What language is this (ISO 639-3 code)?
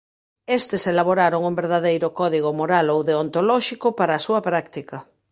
glg